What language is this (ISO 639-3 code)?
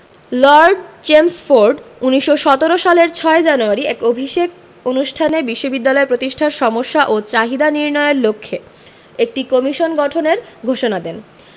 ben